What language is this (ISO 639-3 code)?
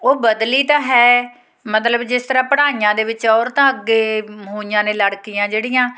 pan